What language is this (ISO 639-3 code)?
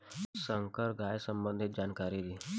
bho